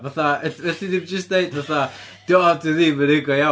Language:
Welsh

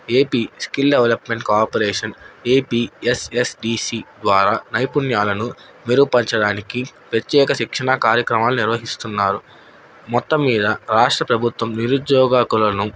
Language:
Telugu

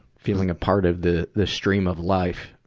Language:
English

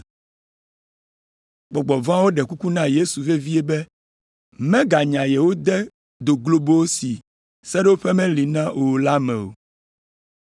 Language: Ewe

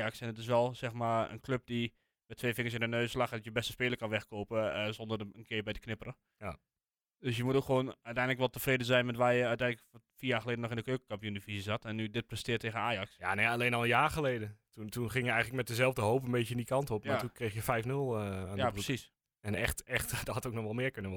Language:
Dutch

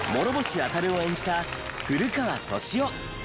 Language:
Japanese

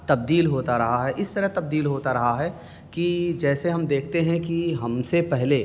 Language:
Urdu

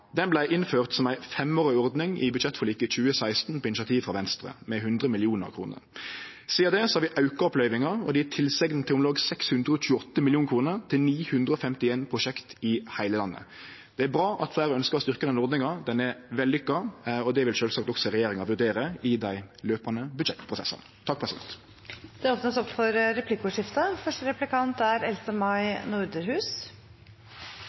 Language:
Norwegian Nynorsk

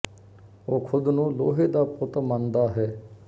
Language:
Punjabi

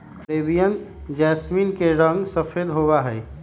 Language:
Magahi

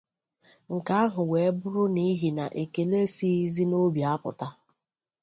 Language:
Igbo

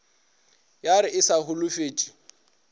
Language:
Northern Sotho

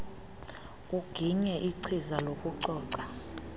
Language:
Xhosa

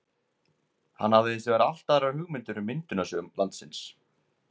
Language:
Icelandic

